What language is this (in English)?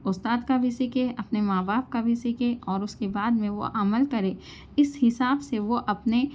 Urdu